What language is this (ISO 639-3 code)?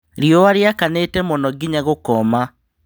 kik